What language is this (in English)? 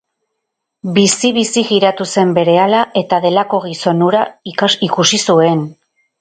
Basque